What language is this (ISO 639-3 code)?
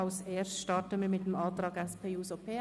gsw